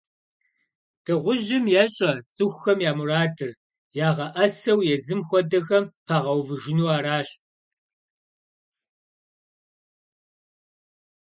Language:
Kabardian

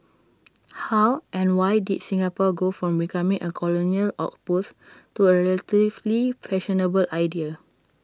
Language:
English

